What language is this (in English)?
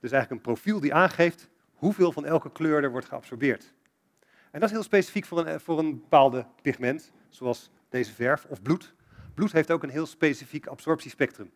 Dutch